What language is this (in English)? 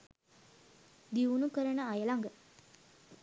Sinhala